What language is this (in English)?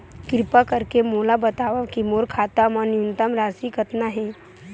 Chhattisgarhi